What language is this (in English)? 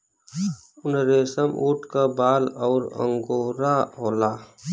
Bhojpuri